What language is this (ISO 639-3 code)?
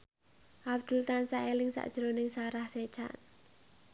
jav